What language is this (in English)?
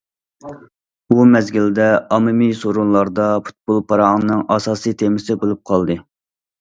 Uyghur